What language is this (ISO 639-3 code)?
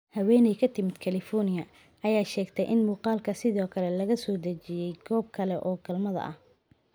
som